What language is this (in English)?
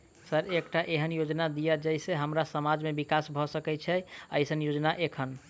Maithili